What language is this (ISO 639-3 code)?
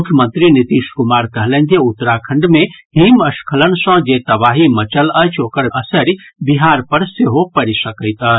mai